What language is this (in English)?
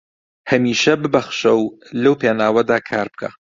Central Kurdish